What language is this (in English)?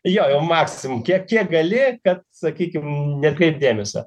Lithuanian